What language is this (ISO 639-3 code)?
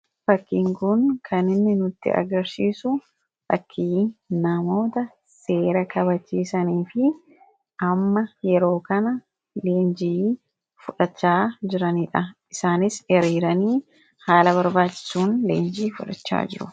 orm